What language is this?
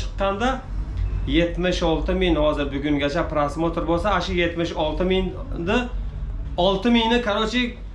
Turkish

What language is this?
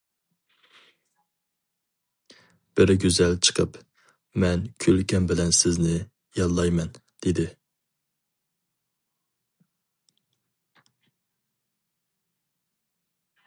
Uyghur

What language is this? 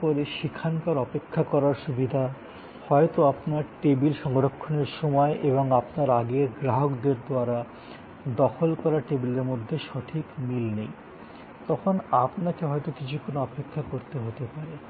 Bangla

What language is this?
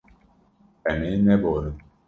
Kurdish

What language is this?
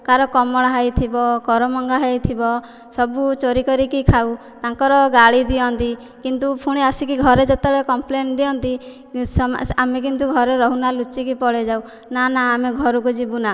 Odia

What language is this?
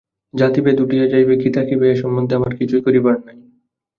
Bangla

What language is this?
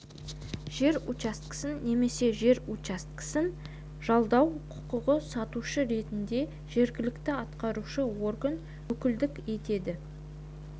Kazakh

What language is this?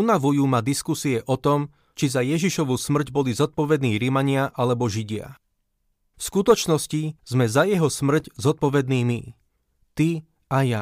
Slovak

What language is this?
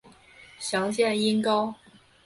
Chinese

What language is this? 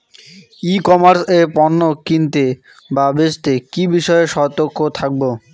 Bangla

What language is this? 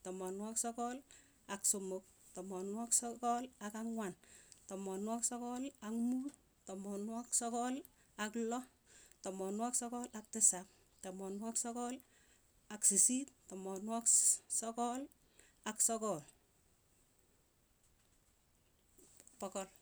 Tugen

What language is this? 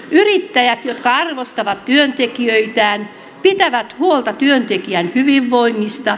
Finnish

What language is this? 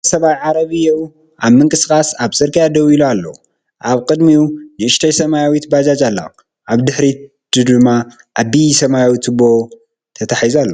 Tigrinya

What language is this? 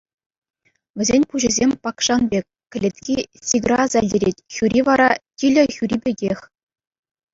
Chuvash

